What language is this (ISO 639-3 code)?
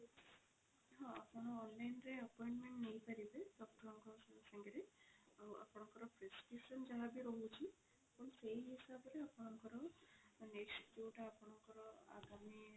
ori